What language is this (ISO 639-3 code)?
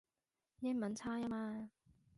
yue